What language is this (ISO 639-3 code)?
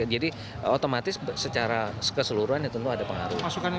ind